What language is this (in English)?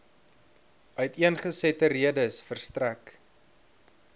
Afrikaans